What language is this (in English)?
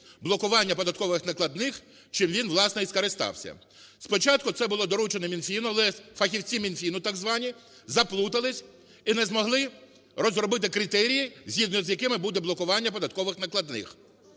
Ukrainian